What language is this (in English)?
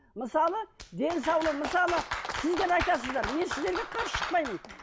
Kazakh